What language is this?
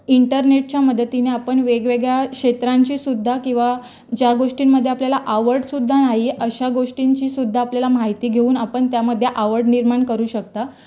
Marathi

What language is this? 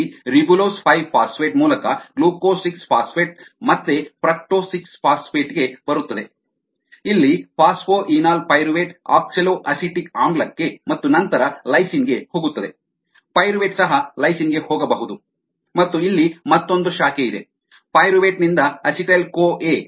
Kannada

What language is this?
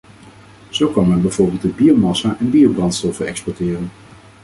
Dutch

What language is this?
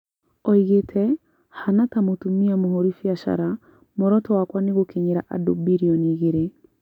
Kikuyu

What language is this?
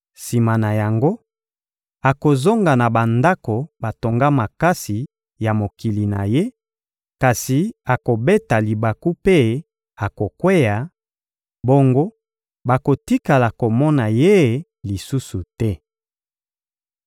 Lingala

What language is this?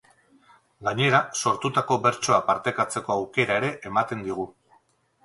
Basque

